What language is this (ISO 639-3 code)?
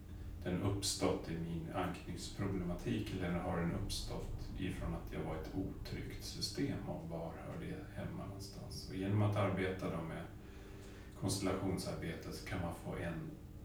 swe